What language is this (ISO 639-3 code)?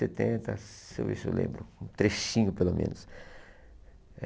por